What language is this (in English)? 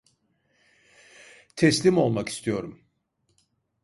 Turkish